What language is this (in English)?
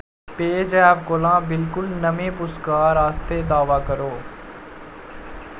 Dogri